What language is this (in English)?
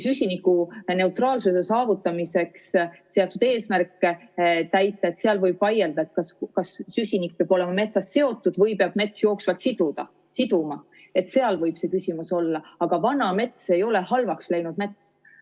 Estonian